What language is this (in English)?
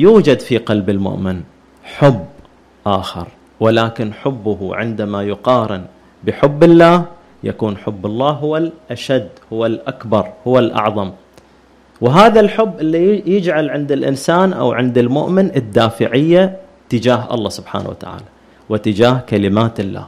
Arabic